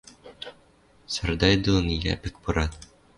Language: Western Mari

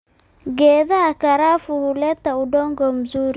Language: Somali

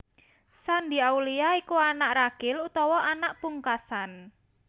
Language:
Javanese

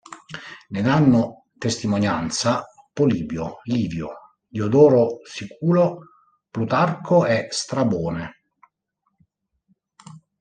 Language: Italian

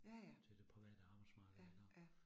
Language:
Danish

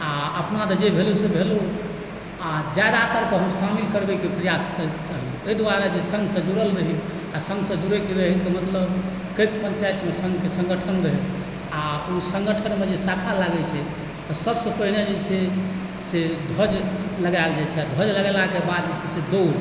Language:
Maithili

